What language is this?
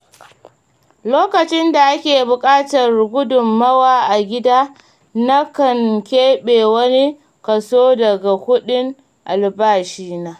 Hausa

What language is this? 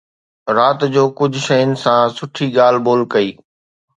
Sindhi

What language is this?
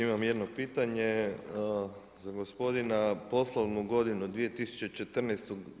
Croatian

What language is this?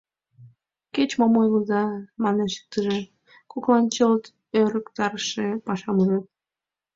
Mari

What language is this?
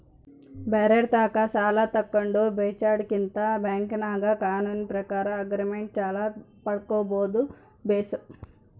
Kannada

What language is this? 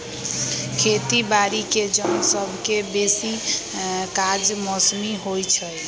Magahi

